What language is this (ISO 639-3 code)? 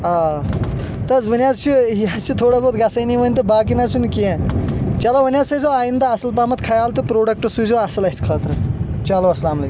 kas